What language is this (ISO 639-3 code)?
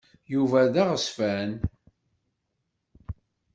kab